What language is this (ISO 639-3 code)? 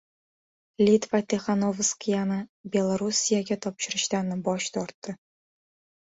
uzb